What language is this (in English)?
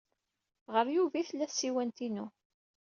Kabyle